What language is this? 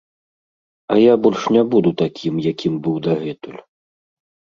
Belarusian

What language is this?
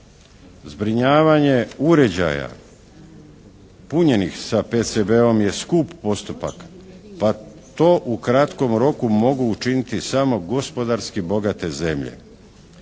Croatian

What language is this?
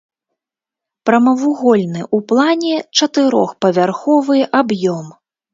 Belarusian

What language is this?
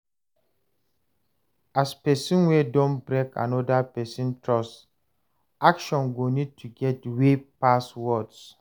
Nigerian Pidgin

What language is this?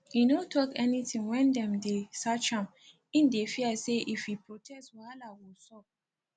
Nigerian Pidgin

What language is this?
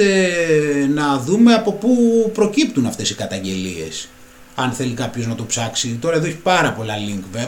Greek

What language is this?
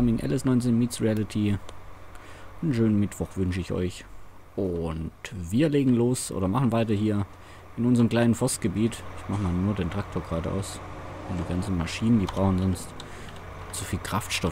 German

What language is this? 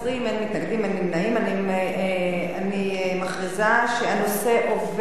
Hebrew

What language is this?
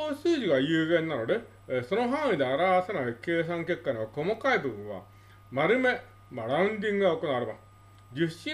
Japanese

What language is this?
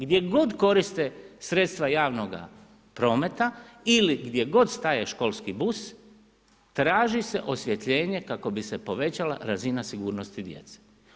Croatian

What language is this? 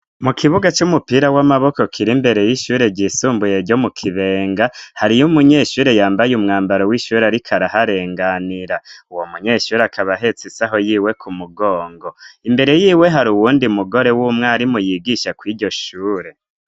Rundi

